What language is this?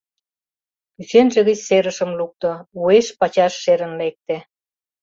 Mari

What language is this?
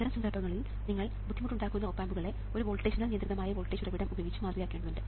Malayalam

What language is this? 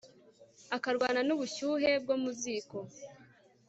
Kinyarwanda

